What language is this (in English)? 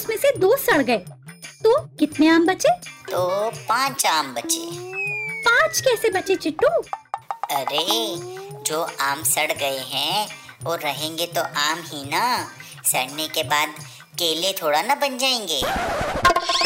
Hindi